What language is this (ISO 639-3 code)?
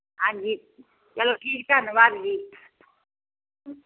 pan